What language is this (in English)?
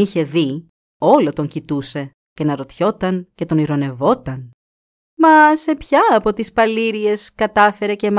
Greek